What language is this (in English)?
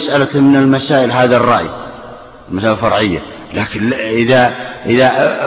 Arabic